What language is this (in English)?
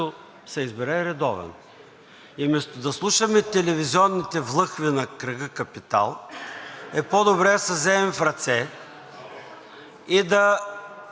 Bulgarian